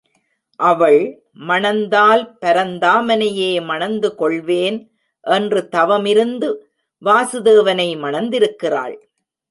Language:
Tamil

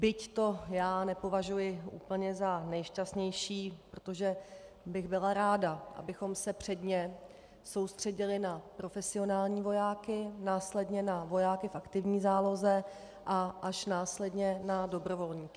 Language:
Czech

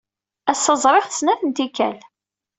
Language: Kabyle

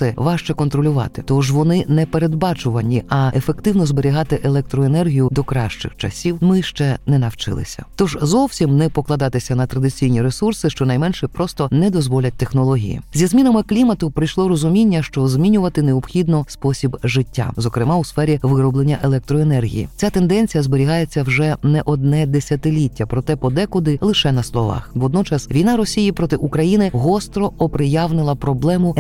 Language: Ukrainian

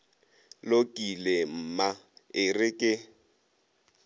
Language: Northern Sotho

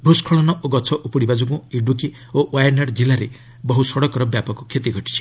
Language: Odia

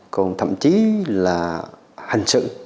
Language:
Vietnamese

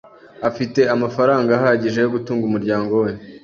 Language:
Kinyarwanda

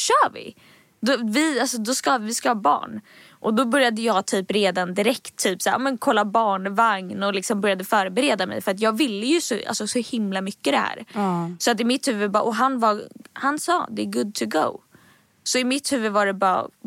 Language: Swedish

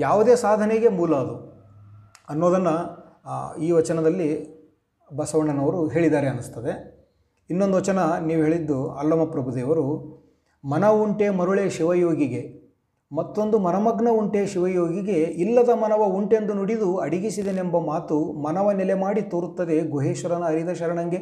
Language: Kannada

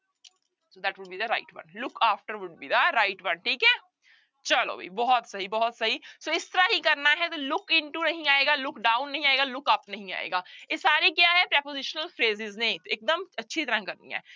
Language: Punjabi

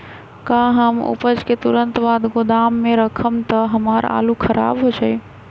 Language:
Magahi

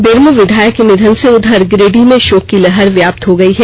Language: Hindi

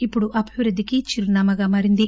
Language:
Telugu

